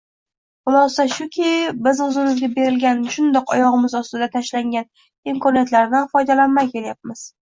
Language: Uzbek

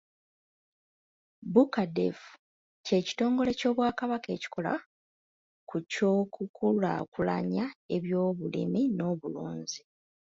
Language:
Ganda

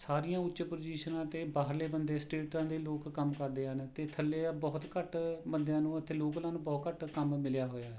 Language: Punjabi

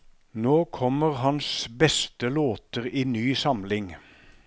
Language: Norwegian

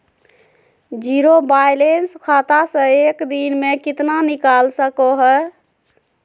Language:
Magahi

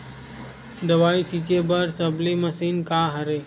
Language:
Chhattisgarhi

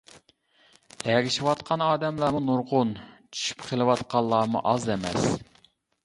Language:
Uyghur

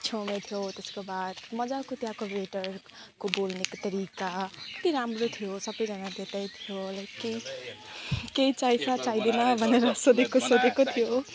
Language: Nepali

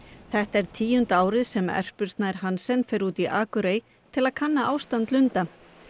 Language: Icelandic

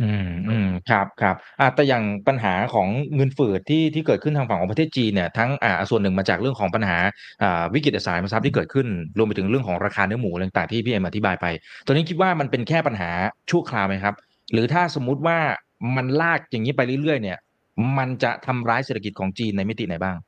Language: Thai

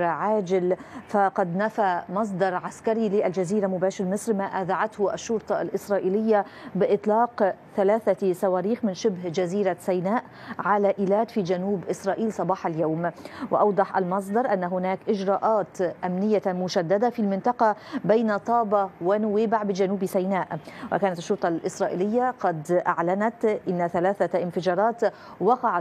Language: Arabic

